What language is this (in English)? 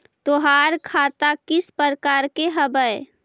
Magahi